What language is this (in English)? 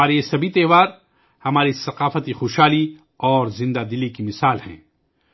Urdu